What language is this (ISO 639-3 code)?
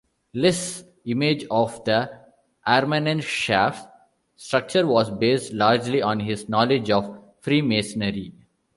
eng